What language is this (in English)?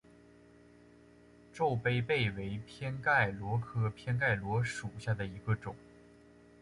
Chinese